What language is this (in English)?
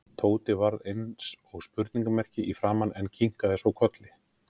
Icelandic